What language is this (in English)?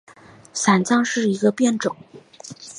Chinese